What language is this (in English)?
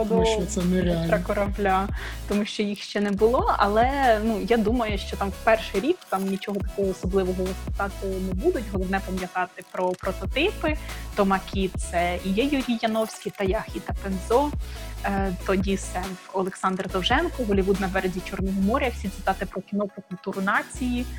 Ukrainian